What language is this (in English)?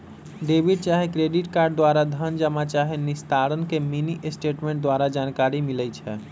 Magahi